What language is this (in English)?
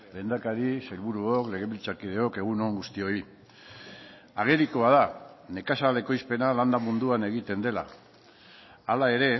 Basque